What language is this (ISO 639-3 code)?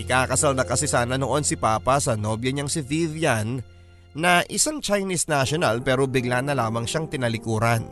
fil